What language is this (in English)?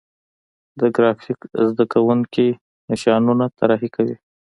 Pashto